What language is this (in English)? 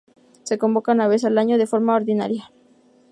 Spanish